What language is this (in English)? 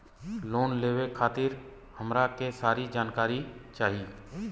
Bhojpuri